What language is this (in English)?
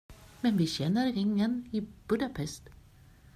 Swedish